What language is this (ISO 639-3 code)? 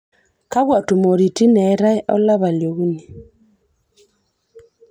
mas